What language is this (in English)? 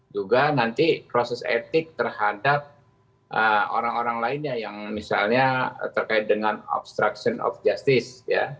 Indonesian